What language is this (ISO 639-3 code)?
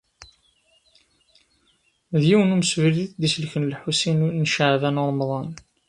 kab